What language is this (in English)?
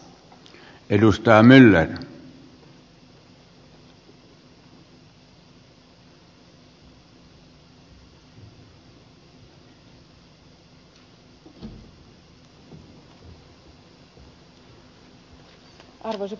Finnish